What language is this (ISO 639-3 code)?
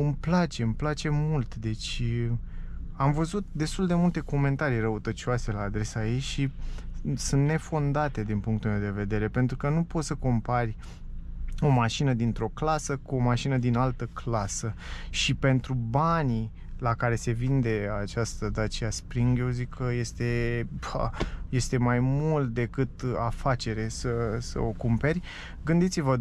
ron